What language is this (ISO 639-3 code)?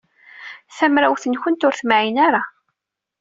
kab